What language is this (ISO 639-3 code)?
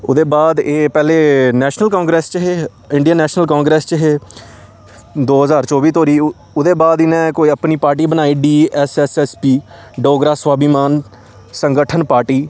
doi